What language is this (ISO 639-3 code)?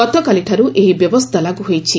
ori